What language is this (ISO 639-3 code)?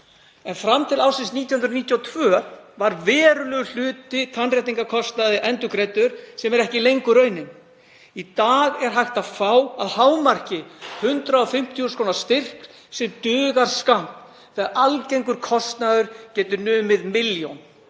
isl